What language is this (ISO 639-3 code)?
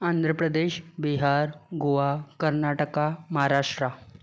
snd